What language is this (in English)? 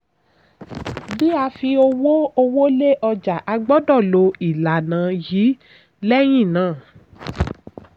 Yoruba